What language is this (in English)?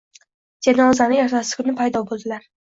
Uzbek